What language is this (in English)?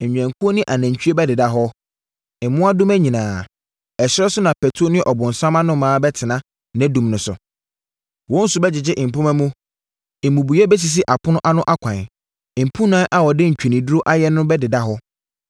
Akan